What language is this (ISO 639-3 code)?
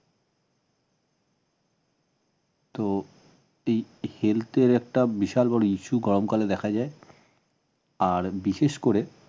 ben